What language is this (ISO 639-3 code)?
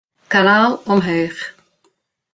fry